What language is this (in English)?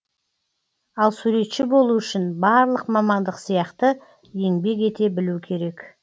Kazakh